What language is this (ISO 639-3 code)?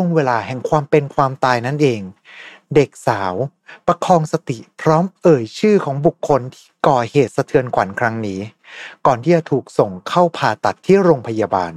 tha